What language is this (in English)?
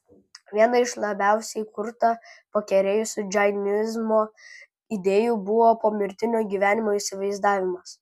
Lithuanian